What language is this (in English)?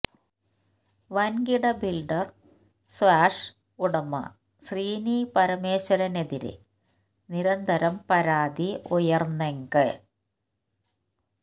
Malayalam